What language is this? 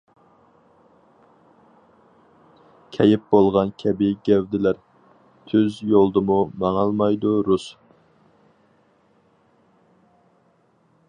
Uyghur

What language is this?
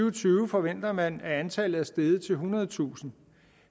Danish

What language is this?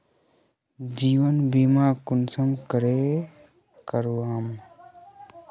Magahi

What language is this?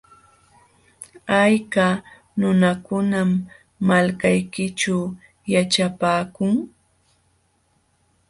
Jauja Wanca Quechua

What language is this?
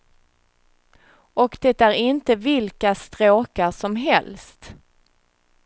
Swedish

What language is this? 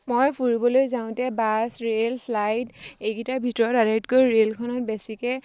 Assamese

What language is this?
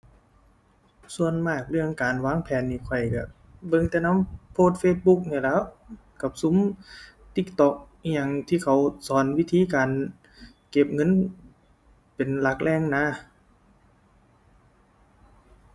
Thai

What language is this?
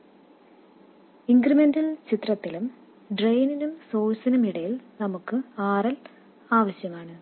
Malayalam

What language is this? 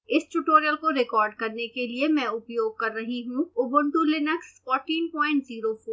Hindi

